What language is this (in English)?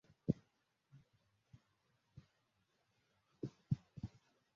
Swahili